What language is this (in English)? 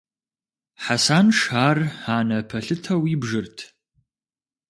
Kabardian